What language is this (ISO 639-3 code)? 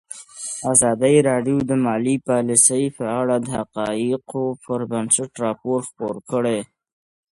pus